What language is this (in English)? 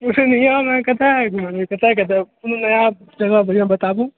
Maithili